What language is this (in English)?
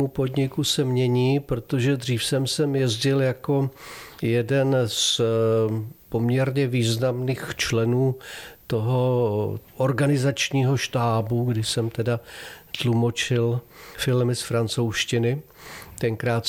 Czech